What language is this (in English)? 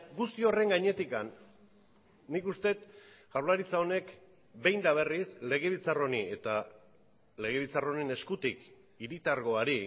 Basque